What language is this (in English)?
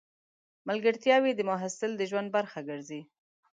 Pashto